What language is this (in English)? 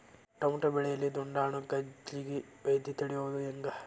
Kannada